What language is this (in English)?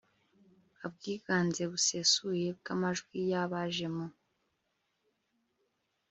Kinyarwanda